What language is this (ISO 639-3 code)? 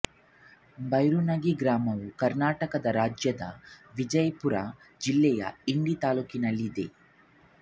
kan